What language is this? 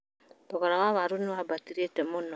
Kikuyu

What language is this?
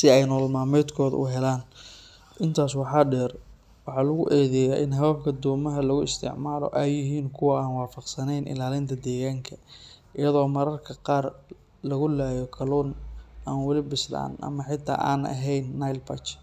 Somali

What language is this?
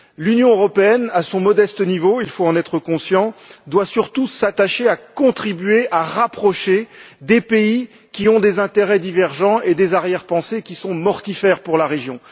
French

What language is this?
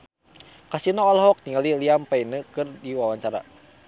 Sundanese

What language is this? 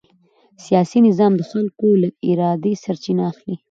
Pashto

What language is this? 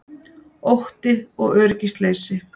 Icelandic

